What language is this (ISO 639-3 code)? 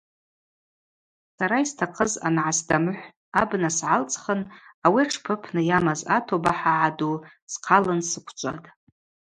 abq